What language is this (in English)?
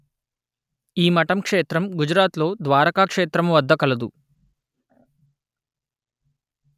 Telugu